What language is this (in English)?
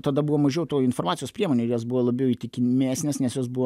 Lithuanian